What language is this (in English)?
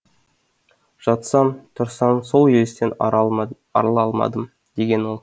Kazakh